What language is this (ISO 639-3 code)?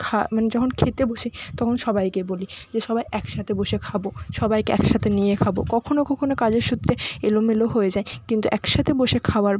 ben